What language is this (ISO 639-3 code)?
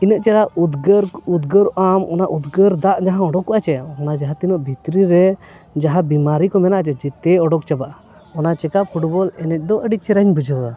sat